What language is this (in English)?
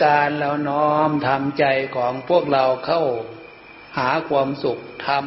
Thai